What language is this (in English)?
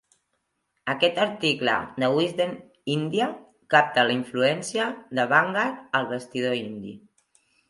Catalan